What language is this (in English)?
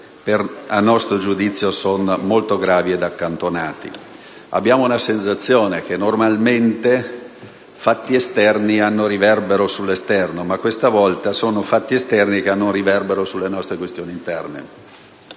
Italian